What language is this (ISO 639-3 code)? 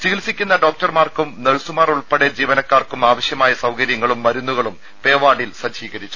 mal